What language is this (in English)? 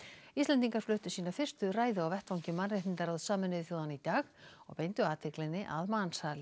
Icelandic